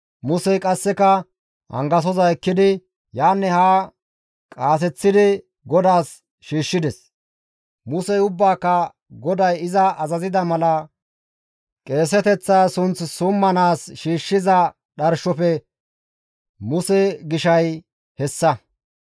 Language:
Gamo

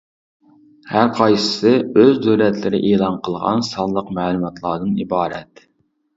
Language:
Uyghur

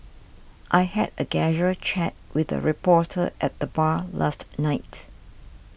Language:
English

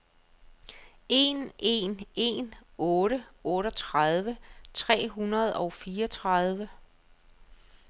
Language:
Danish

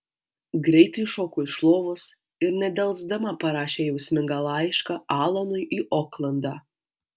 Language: Lithuanian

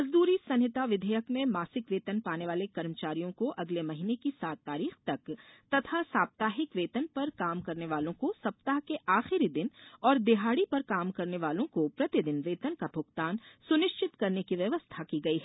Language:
Hindi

